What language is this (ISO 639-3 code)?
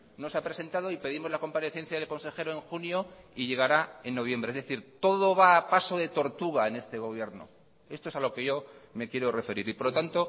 spa